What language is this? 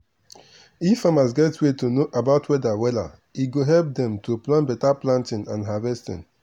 Nigerian Pidgin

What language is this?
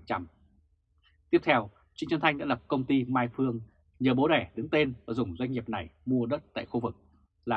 Vietnamese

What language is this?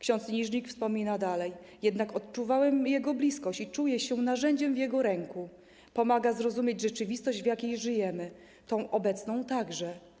Polish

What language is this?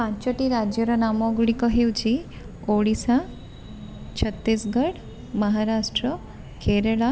Odia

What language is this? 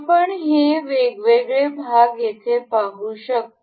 Marathi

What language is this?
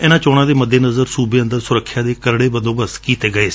Punjabi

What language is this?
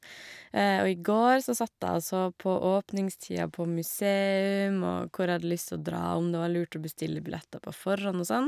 Norwegian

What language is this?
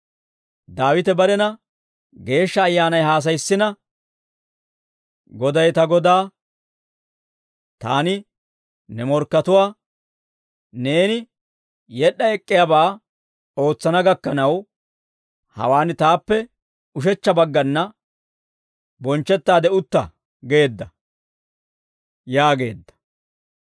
Dawro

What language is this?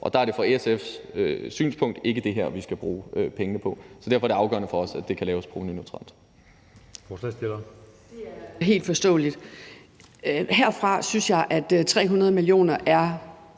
Danish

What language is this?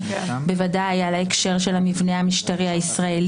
Hebrew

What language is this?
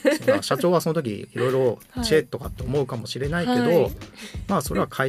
Japanese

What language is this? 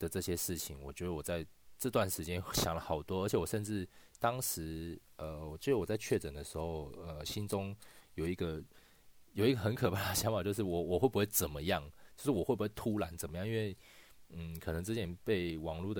Chinese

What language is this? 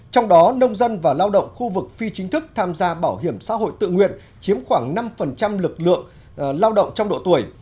Vietnamese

